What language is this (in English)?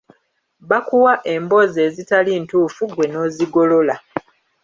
Ganda